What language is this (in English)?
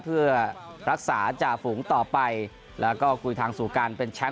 Thai